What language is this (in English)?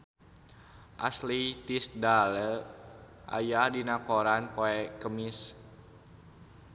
Sundanese